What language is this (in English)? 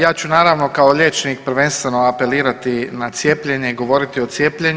Croatian